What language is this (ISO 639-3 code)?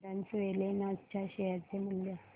mar